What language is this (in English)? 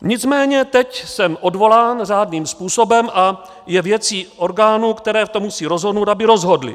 Czech